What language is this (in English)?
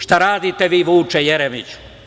Serbian